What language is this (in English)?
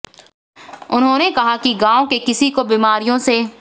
Hindi